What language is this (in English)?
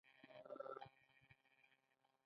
Pashto